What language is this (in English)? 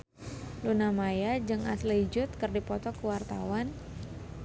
Sundanese